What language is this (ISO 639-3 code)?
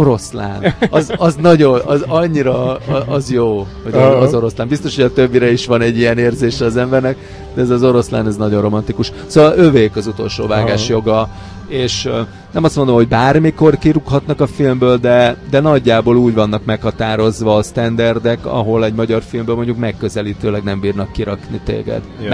hun